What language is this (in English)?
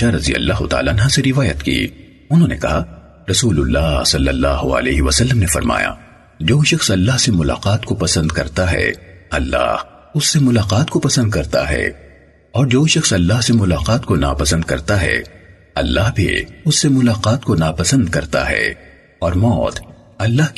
Urdu